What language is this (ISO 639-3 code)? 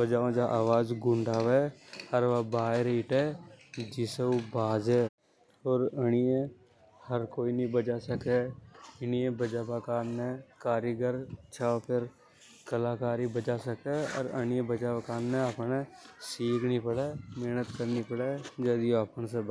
hoj